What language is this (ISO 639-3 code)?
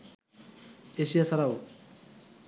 ben